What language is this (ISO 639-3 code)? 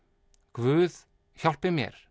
isl